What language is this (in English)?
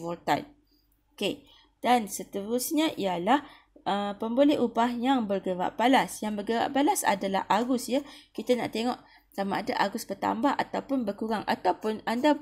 Malay